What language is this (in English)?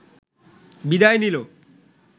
Bangla